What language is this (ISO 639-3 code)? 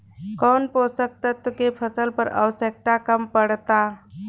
bho